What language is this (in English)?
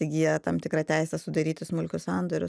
Lithuanian